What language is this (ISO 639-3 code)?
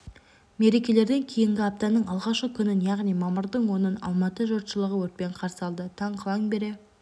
kaz